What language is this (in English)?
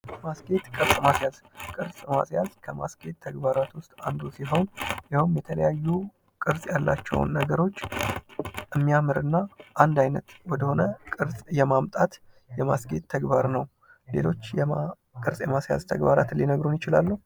Amharic